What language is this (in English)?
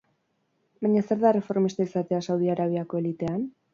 Basque